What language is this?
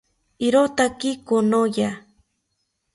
South Ucayali Ashéninka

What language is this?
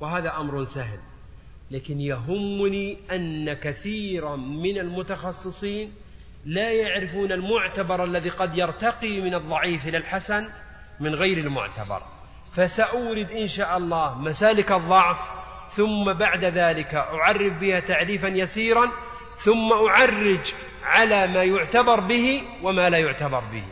Arabic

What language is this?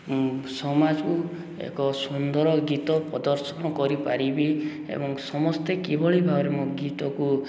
Odia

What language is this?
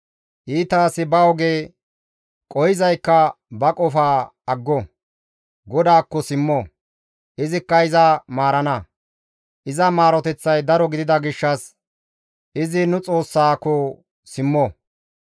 Gamo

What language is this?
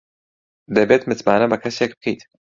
Central Kurdish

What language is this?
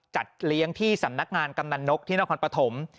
Thai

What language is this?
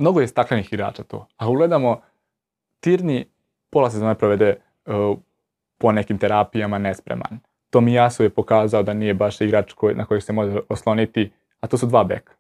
Croatian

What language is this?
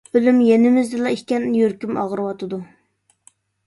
Uyghur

